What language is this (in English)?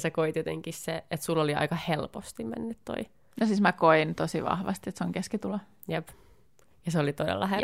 Finnish